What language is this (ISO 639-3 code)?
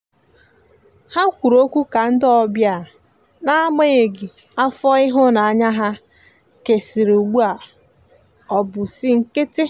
ibo